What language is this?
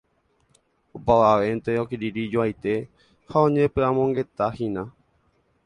Guarani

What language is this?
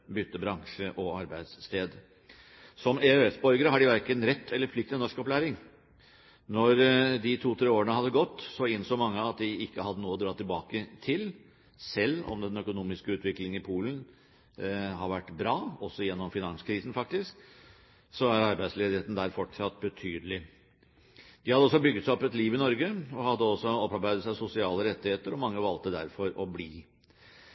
Norwegian Bokmål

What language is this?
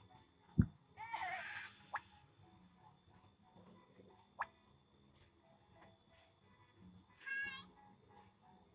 Indonesian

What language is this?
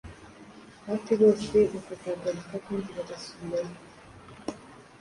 Kinyarwanda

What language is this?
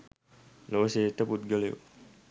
Sinhala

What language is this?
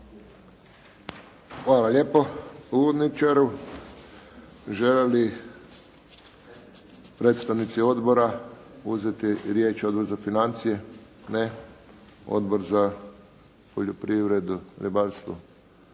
Croatian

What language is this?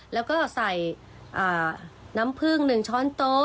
Thai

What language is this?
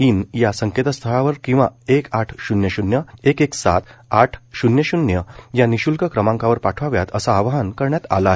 Marathi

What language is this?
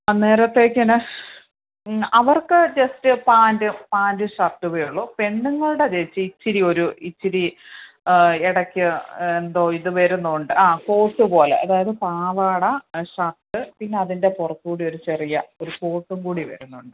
Malayalam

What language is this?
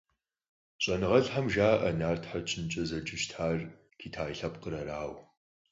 Kabardian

